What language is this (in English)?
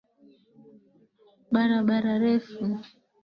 Swahili